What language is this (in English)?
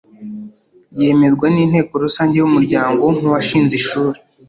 Kinyarwanda